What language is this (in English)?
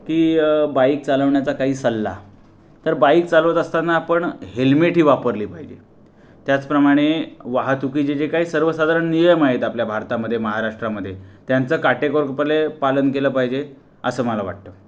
Marathi